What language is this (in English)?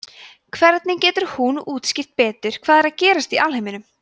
Icelandic